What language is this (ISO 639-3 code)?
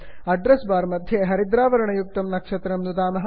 san